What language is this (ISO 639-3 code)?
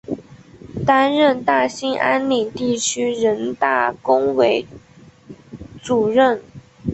zho